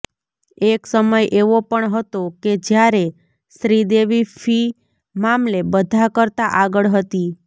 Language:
Gujarati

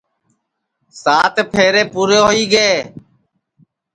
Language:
Sansi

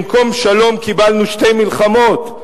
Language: Hebrew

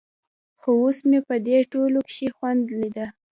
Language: Pashto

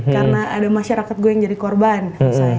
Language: Indonesian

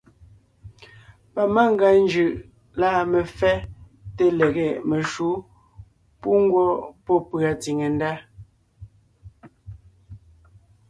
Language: Ngiemboon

